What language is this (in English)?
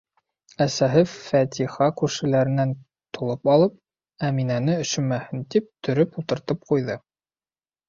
Bashkir